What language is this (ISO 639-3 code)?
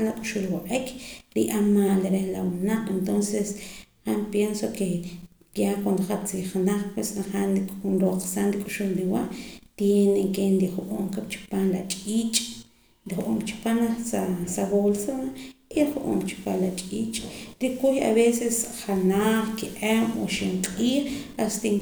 poc